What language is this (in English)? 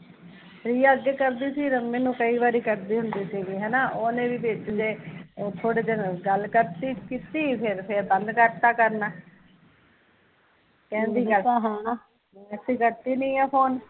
Punjabi